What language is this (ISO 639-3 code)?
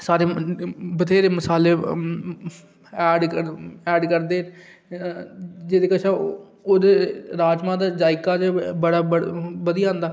doi